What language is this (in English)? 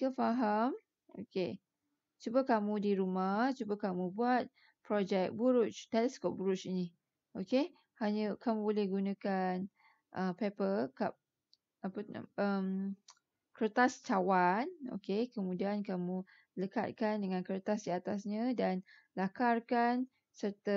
Malay